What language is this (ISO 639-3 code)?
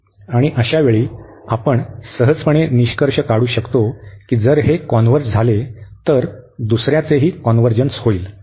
mar